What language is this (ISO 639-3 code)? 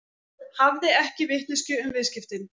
isl